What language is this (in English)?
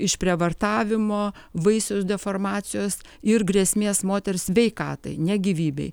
Lithuanian